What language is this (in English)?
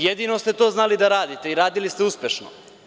Serbian